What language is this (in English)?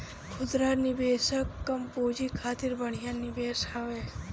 Bhojpuri